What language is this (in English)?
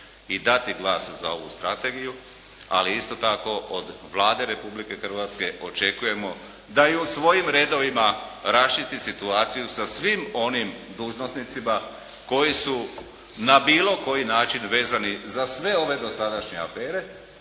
Croatian